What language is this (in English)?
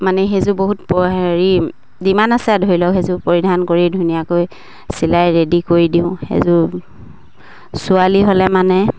Assamese